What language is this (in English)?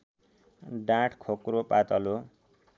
Nepali